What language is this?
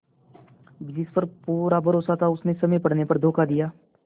Hindi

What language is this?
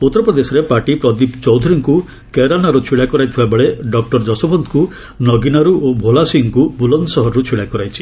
Odia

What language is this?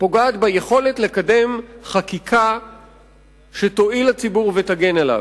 Hebrew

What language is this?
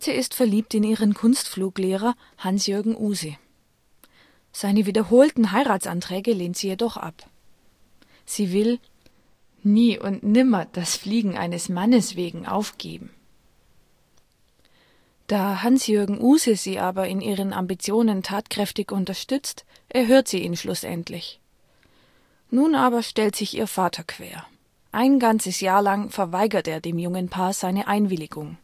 German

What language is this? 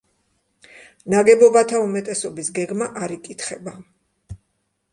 Georgian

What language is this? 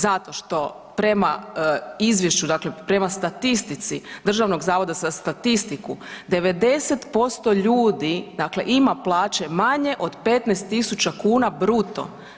Croatian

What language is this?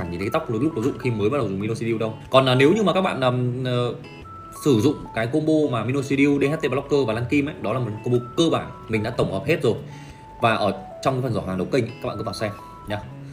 Vietnamese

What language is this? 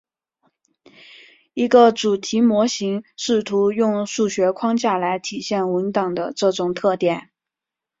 Chinese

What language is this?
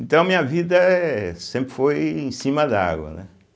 Portuguese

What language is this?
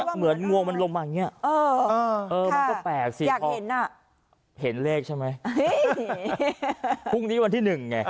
Thai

